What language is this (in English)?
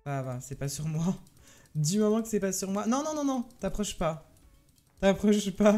French